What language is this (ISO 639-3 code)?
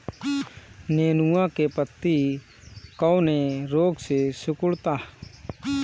bho